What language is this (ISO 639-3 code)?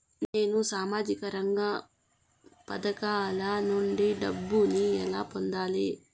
tel